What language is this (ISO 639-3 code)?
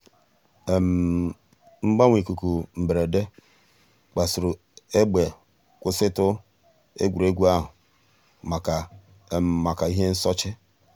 ibo